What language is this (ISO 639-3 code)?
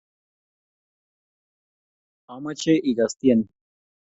kln